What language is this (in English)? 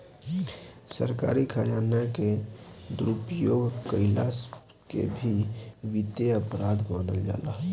Bhojpuri